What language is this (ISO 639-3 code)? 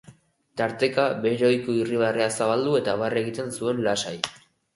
eus